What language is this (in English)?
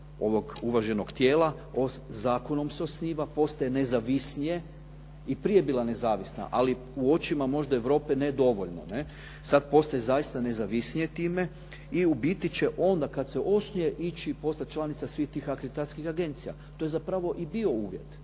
Croatian